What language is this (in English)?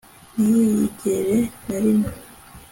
Kinyarwanda